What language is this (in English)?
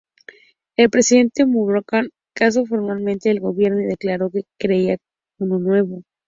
Spanish